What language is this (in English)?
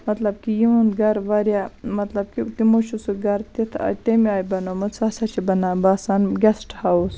Kashmiri